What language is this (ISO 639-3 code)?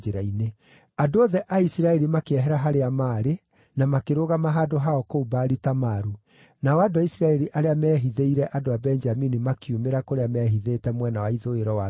kik